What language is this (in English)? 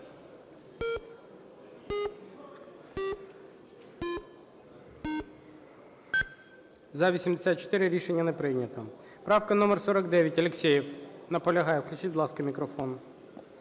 Ukrainian